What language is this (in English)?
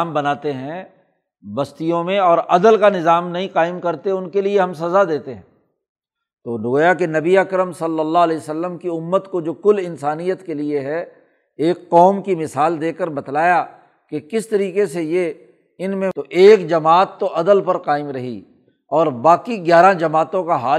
Urdu